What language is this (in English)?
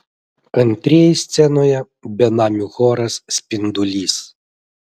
Lithuanian